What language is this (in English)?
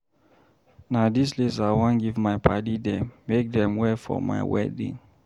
Nigerian Pidgin